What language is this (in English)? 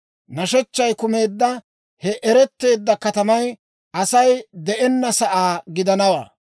Dawro